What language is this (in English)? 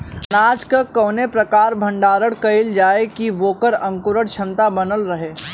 Bhojpuri